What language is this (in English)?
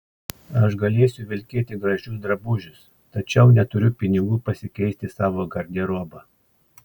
Lithuanian